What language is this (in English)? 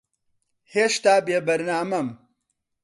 Central Kurdish